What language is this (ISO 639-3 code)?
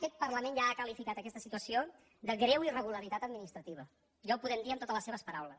cat